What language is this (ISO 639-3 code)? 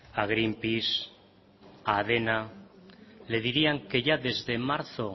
spa